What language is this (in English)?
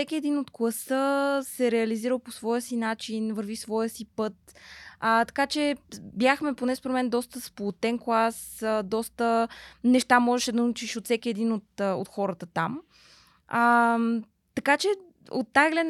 Bulgarian